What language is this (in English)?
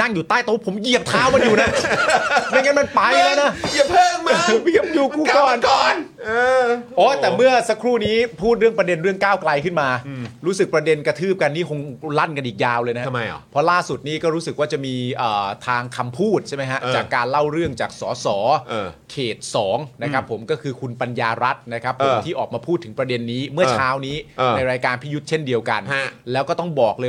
Thai